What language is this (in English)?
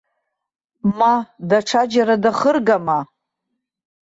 Abkhazian